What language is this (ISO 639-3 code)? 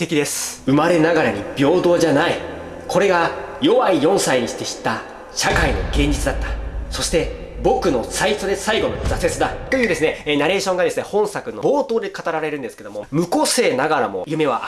jpn